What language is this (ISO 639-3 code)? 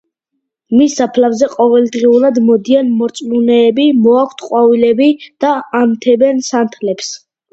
kat